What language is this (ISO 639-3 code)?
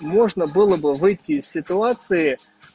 rus